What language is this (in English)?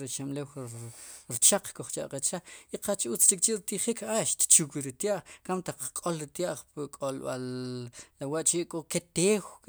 Sipacapense